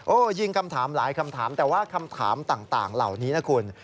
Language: Thai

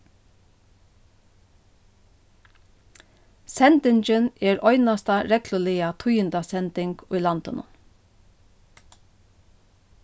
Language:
Faroese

